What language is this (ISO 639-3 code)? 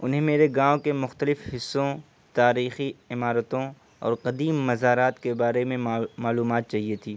urd